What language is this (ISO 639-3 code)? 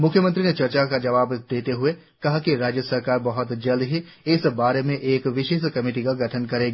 hin